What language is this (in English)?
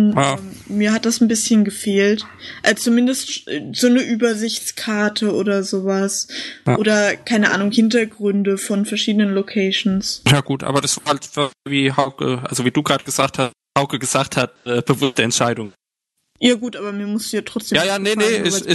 German